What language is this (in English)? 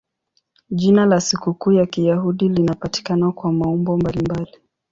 Swahili